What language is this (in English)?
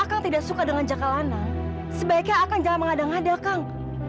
Indonesian